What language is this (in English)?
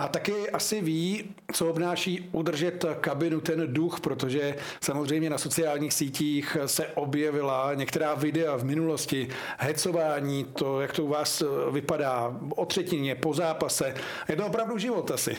Czech